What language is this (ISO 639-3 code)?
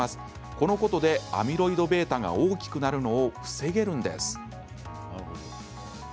jpn